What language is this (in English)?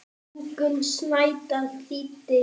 Icelandic